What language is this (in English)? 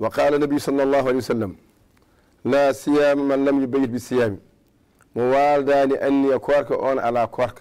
Arabic